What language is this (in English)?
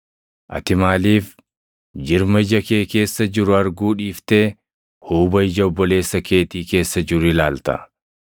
Oromo